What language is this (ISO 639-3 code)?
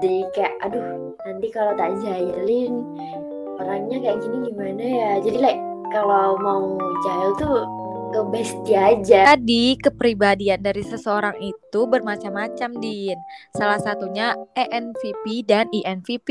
ind